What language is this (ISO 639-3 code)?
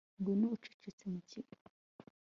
kin